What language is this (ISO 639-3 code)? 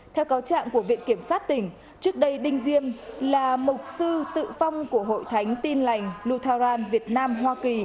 vie